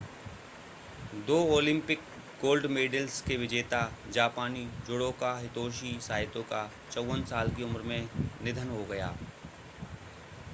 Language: Hindi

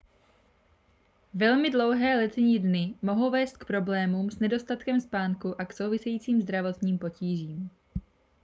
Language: Czech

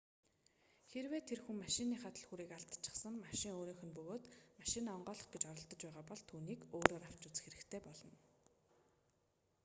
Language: Mongolian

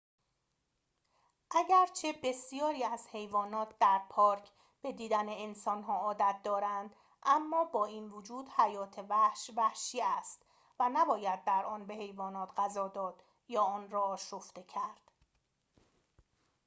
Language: Persian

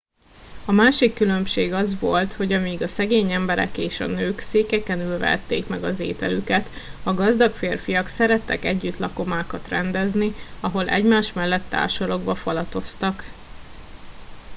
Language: Hungarian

